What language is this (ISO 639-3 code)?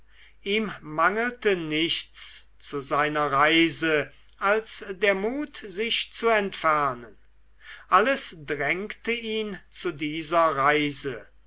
deu